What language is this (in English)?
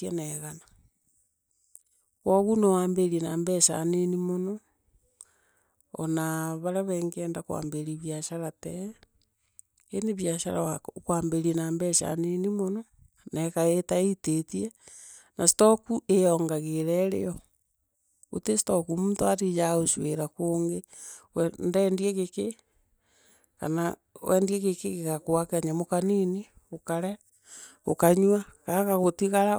Meru